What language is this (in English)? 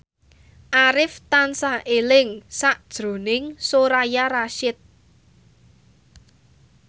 Javanese